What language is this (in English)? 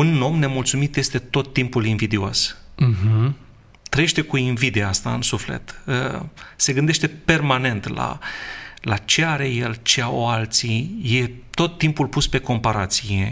Romanian